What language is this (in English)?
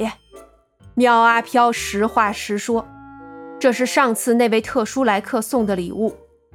Chinese